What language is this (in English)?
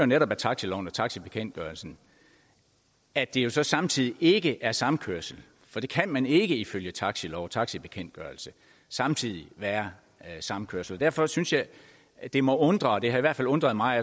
Danish